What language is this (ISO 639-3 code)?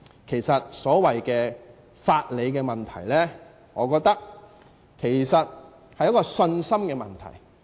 yue